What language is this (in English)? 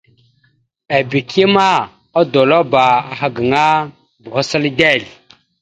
Mada (Cameroon)